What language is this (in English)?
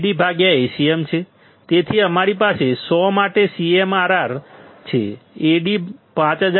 Gujarati